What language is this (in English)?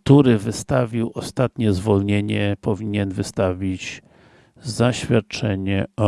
Polish